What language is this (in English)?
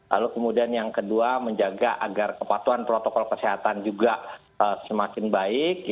Indonesian